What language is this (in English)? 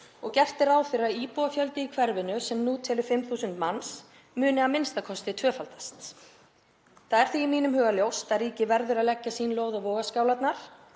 Icelandic